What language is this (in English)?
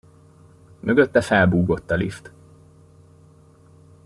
Hungarian